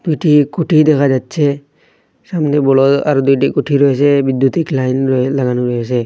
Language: Bangla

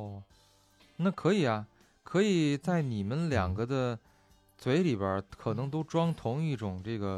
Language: Chinese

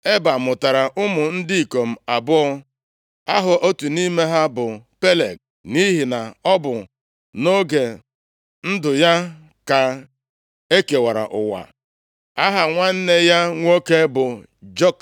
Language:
Igbo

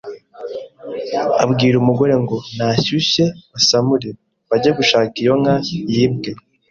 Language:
Kinyarwanda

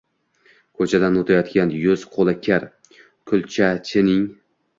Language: Uzbek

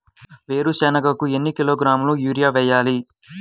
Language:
Telugu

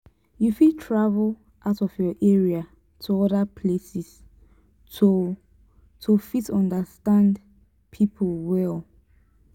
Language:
Nigerian Pidgin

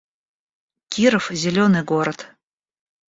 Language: Russian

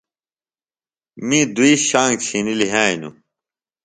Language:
Phalura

